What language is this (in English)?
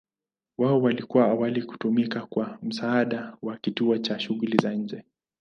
Swahili